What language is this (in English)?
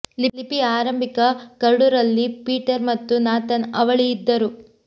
Kannada